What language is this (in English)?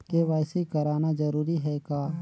Chhattisgarhi